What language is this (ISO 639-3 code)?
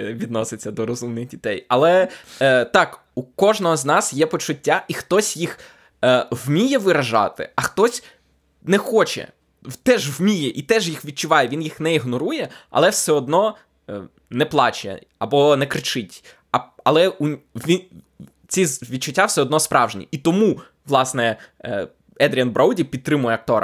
ukr